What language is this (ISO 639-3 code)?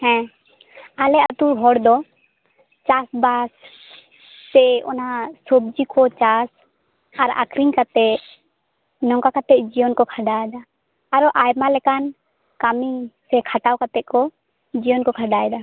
sat